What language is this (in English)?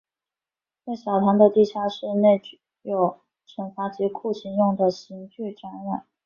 Chinese